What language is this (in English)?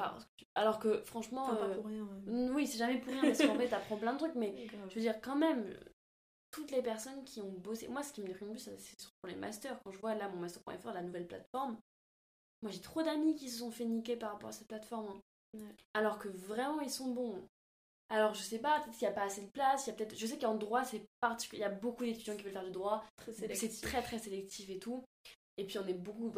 French